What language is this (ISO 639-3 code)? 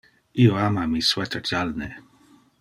ina